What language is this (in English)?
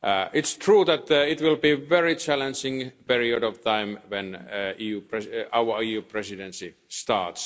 English